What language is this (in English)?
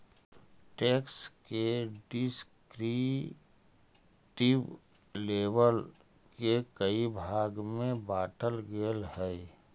Magahi